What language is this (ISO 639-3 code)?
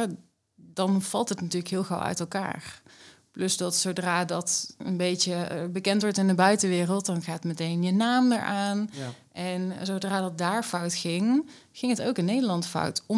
nld